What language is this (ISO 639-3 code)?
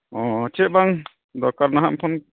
sat